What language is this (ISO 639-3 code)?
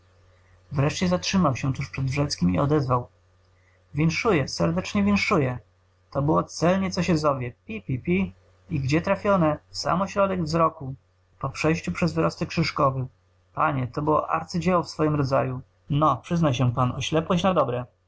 pol